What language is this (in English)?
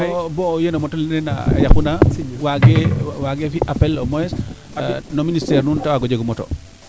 Serer